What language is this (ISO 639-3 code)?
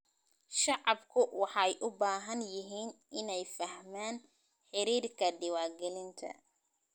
som